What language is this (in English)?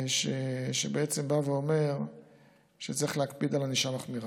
Hebrew